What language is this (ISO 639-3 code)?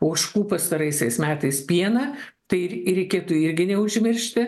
lit